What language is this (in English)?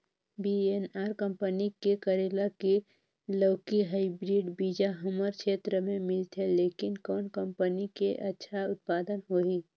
Chhattisgarhi